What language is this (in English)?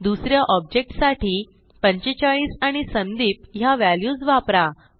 Marathi